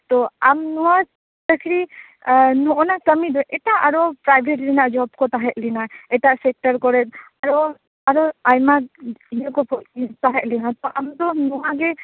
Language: Santali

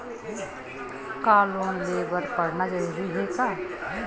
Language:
Chhattisgarhi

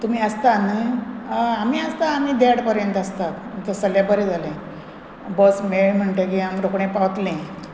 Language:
Konkani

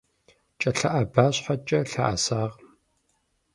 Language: Kabardian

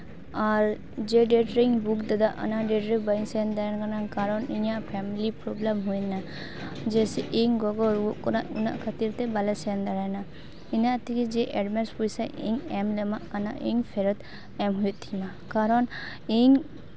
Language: Santali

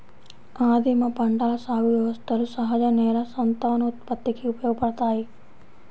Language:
Telugu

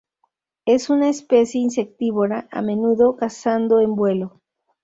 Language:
Spanish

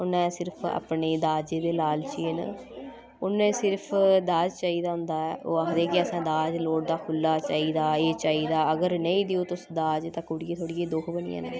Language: Dogri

